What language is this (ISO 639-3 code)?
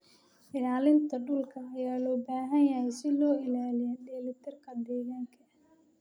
som